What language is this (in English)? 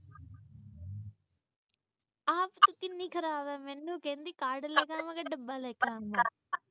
Punjabi